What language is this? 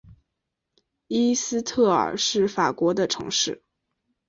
Chinese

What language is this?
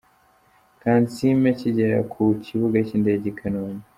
Kinyarwanda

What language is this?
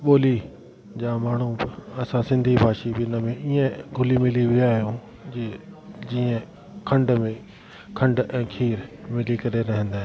Sindhi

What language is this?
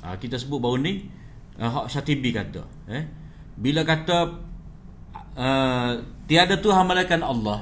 Malay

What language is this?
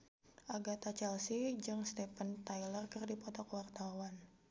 Sundanese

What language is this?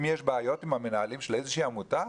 Hebrew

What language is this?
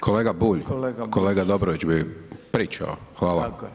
Croatian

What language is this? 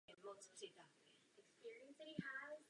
Czech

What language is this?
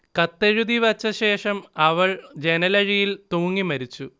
Malayalam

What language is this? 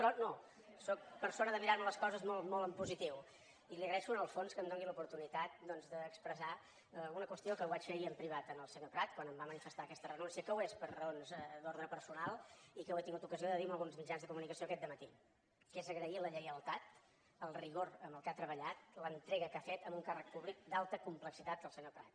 Catalan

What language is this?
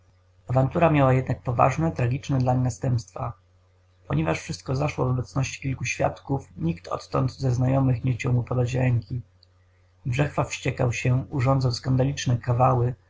Polish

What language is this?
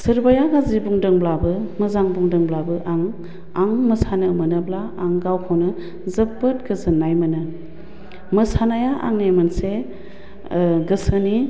Bodo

